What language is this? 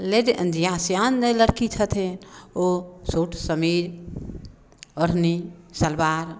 Maithili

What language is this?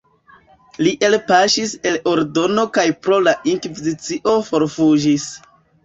Esperanto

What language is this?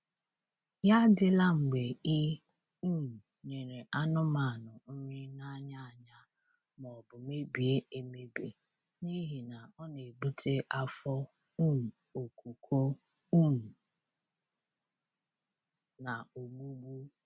Igbo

